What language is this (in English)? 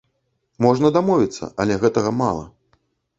Belarusian